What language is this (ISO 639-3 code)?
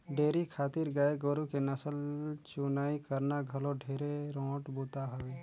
hne